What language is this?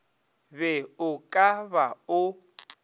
Northern Sotho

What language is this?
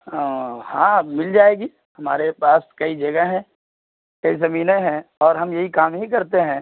Urdu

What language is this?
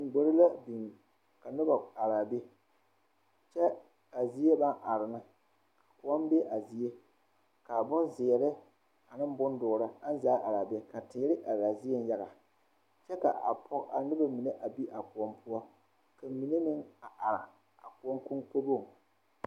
Southern Dagaare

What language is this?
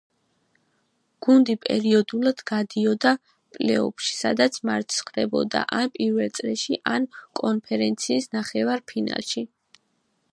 Georgian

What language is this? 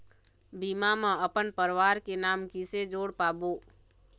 Chhattisgarhi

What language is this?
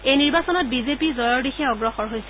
Assamese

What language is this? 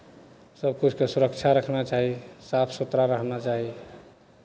Maithili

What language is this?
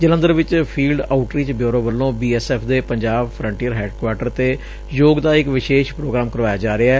Punjabi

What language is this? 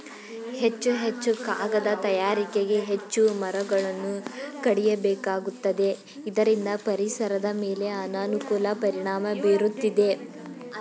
Kannada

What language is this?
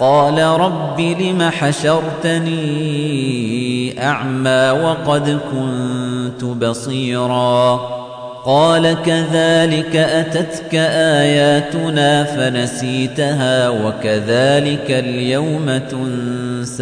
Arabic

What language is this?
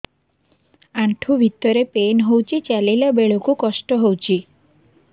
Odia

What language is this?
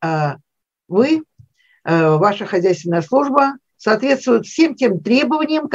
Russian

